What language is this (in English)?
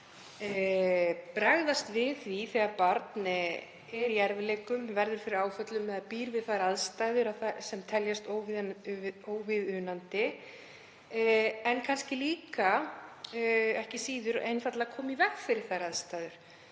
Icelandic